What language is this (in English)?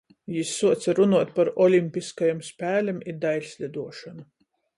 Latgalian